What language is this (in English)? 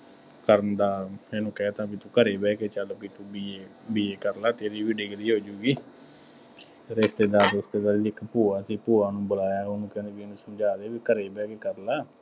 Punjabi